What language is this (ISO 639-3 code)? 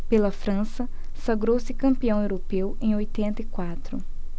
por